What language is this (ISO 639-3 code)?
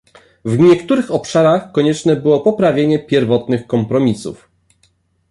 pol